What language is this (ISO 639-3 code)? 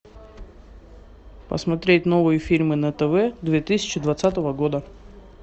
rus